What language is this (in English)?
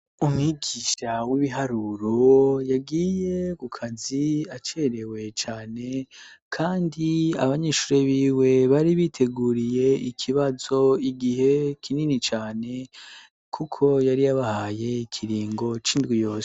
Rundi